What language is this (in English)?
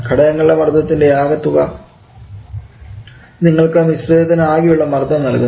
Malayalam